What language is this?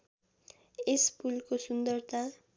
Nepali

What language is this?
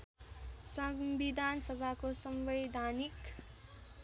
Nepali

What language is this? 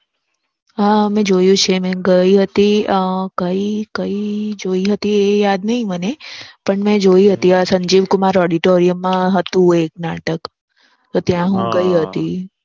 Gujarati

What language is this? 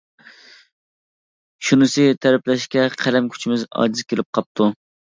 Uyghur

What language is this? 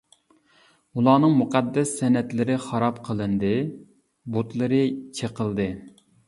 Uyghur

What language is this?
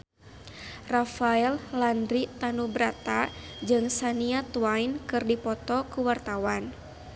Sundanese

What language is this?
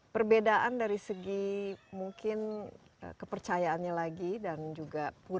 Indonesian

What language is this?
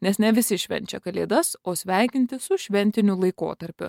Lithuanian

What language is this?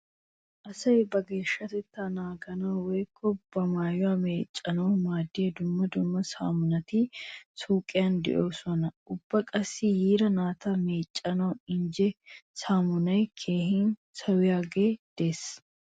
Wolaytta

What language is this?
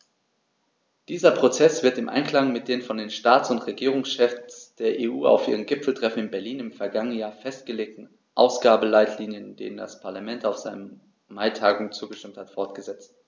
German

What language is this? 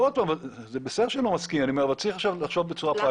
Hebrew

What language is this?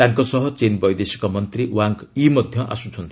Odia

